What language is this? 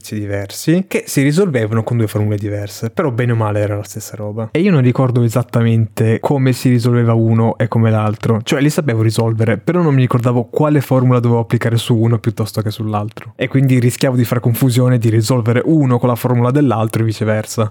Italian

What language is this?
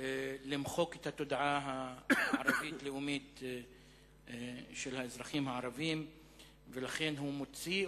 Hebrew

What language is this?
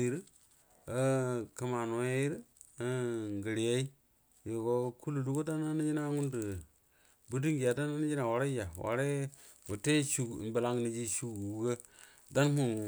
Buduma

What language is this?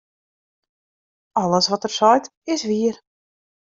Western Frisian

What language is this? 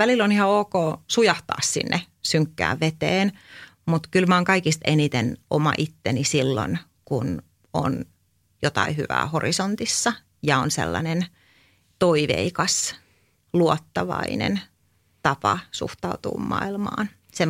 Finnish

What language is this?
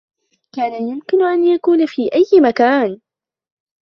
Arabic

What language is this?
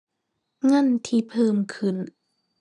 Thai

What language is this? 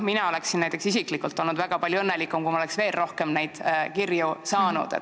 Estonian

